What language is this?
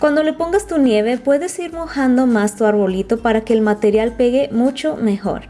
Spanish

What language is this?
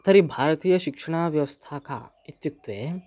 Sanskrit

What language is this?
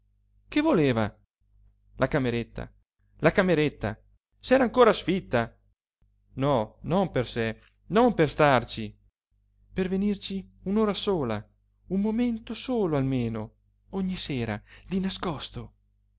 Italian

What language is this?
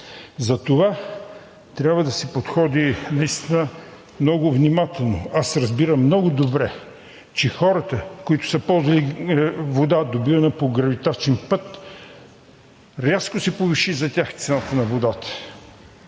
Bulgarian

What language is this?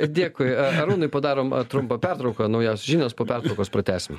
Lithuanian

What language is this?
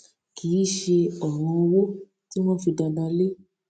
Yoruba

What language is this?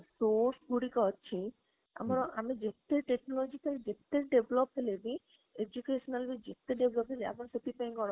Odia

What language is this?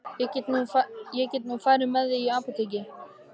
Icelandic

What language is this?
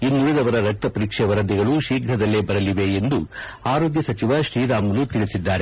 Kannada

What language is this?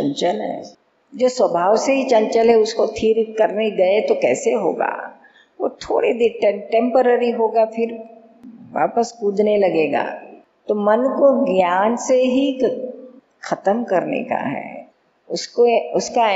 Hindi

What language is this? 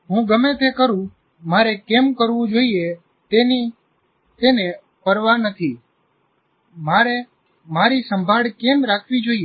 Gujarati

